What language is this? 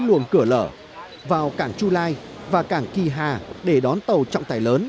Vietnamese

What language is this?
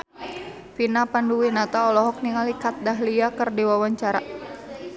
Sundanese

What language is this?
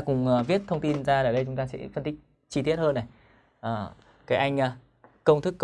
Vietnamese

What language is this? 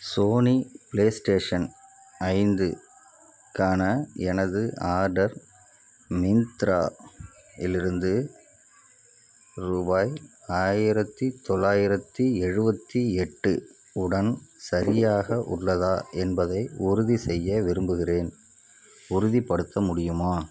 Tamil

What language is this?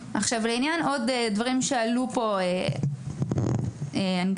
Hebrew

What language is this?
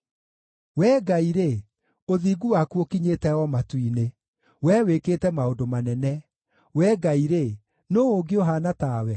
Kikuyu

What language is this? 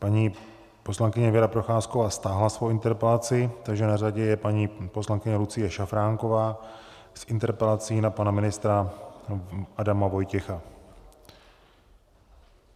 Czech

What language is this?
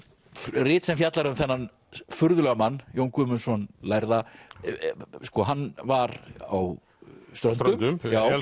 Icelandic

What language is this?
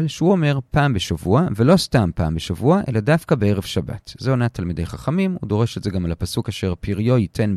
Hebrew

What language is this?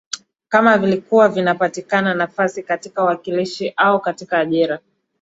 Swahili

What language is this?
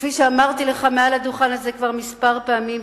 Hebrew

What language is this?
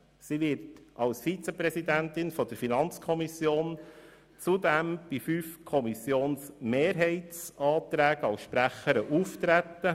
Swiss German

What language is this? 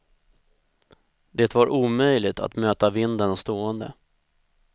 Swedish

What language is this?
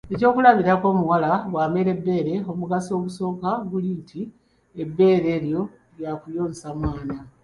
Ganda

